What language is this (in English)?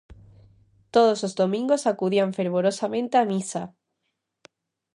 Galician